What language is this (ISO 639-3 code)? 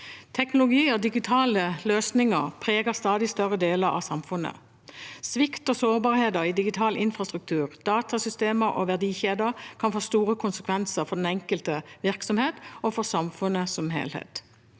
nor